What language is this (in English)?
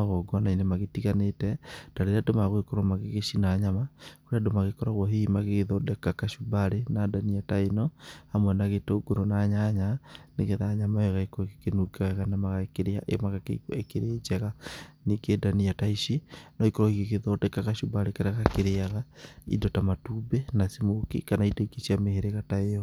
Kikuyu